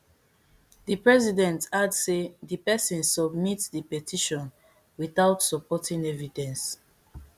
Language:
Nigerian Pidgin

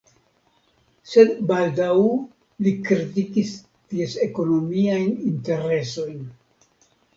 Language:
Esperanto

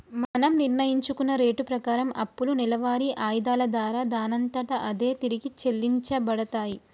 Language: Telugu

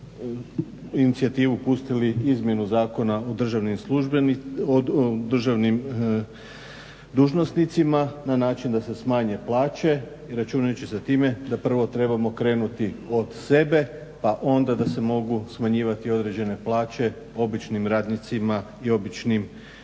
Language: Croatian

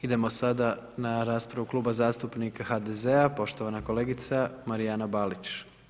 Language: Croatian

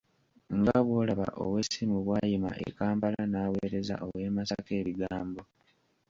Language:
Ganda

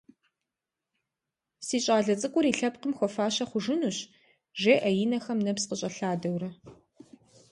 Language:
Kabardian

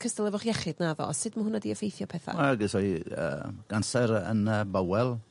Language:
Welsh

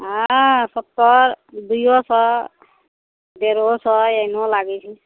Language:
Maithili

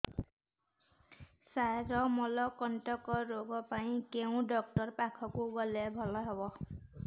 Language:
Odia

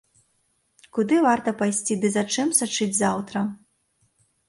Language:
Belarusian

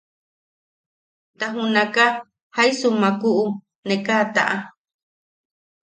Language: Yaqui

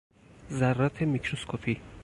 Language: Persian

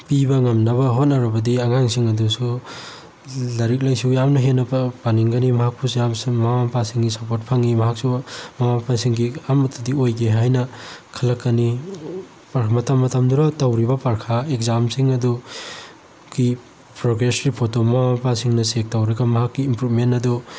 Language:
Manipuri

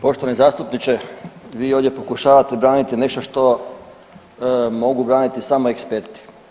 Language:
Croatian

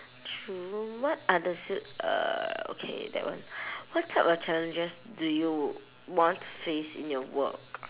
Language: English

